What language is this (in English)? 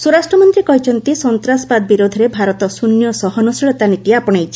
Odia